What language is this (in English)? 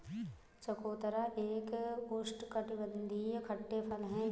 Hindi